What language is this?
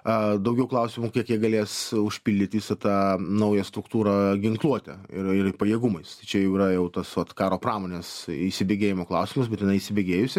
Lithuanian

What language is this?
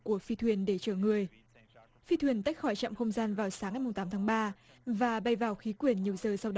Vietnamese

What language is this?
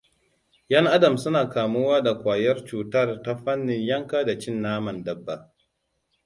Hausa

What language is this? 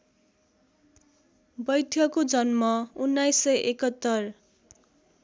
Nepali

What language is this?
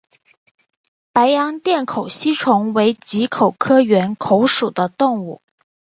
Chinese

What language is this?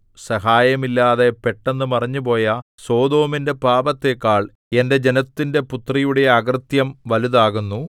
Malayalam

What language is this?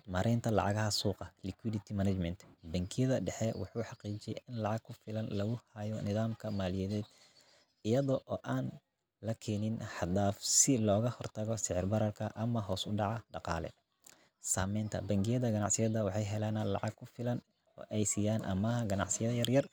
Somali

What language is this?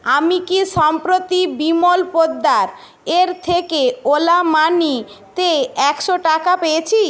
Bangla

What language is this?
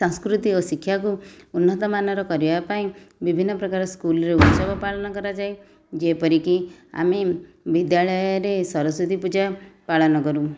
Odia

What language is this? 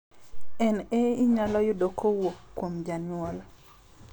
Luo (Kenya and Tanzania)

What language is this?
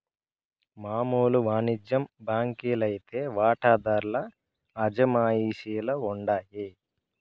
Telugu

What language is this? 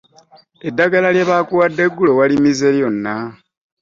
Ganda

